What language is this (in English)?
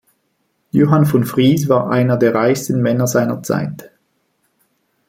German